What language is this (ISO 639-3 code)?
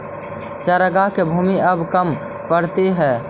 mag